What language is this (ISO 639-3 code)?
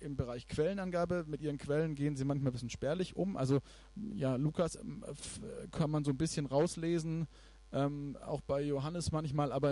deu